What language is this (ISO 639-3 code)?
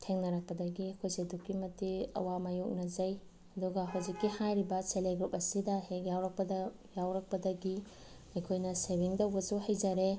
mni